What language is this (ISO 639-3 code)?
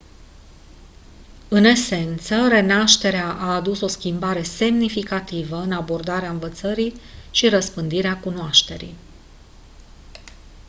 ron